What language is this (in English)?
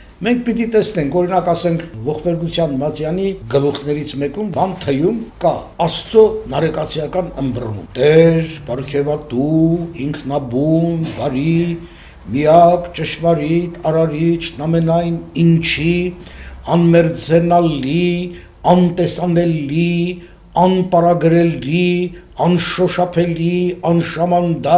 Turkish